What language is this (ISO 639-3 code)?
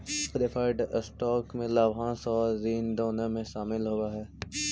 mag